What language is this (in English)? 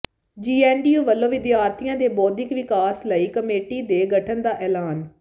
Punjabi